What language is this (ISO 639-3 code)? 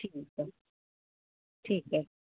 snd